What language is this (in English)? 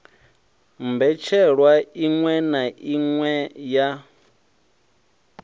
Venda